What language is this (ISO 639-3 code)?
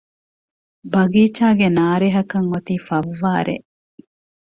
div